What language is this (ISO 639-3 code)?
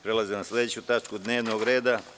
srp